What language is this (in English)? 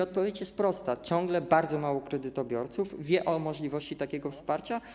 Polish